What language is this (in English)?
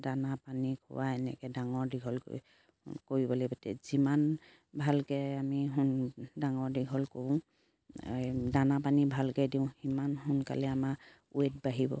Assamese